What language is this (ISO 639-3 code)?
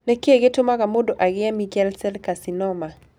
kik